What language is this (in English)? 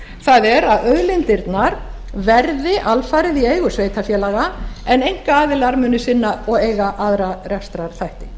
Icelandic